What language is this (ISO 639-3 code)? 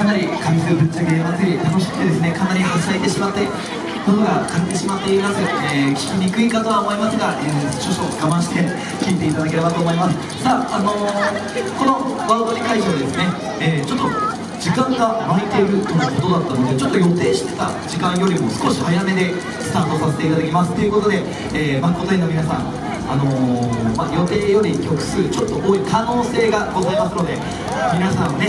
jpn